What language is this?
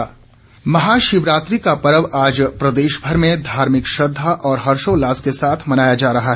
Hindi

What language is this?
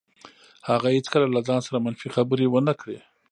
Pashto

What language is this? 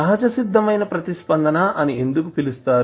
Telugu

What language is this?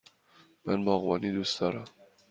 Persian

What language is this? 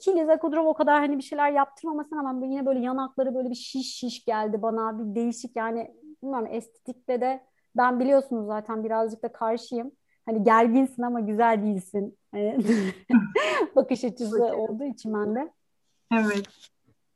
Turkish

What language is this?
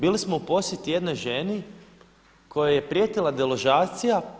Croatian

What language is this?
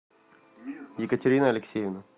Russian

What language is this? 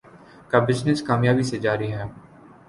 Urdu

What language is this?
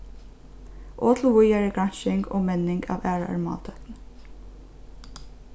Faroese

